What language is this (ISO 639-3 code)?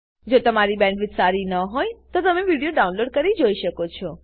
guj